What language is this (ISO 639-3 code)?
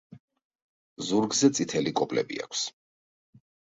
kat